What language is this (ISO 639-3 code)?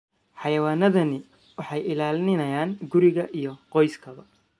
som